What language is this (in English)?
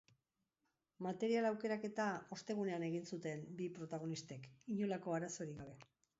Basque